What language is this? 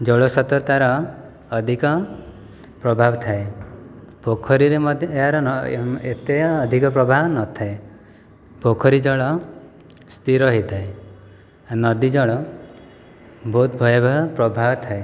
Odia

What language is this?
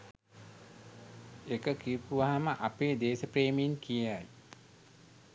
Sinhala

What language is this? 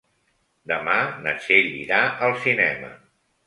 Catalan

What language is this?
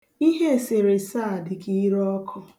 Igbo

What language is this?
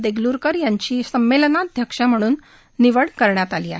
Marathi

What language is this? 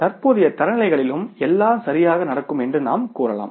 Tamil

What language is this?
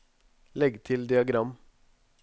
Norwegian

